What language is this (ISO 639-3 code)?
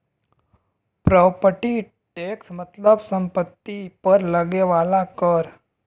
bho